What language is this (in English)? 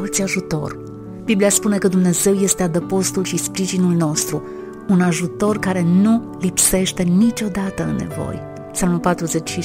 Romanian